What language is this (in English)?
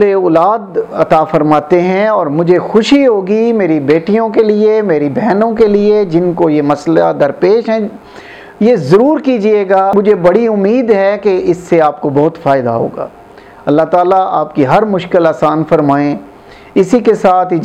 Urdu